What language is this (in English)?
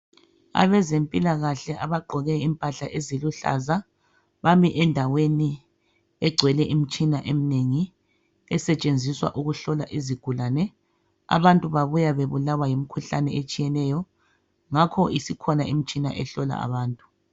North Ndebele